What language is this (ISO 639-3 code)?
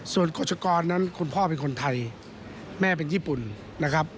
tha